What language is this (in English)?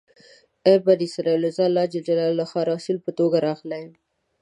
Pashto